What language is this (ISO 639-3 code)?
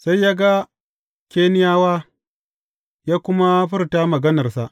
hau